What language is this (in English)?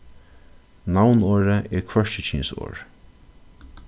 Faroese